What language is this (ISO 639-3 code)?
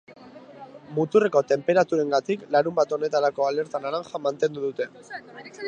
eus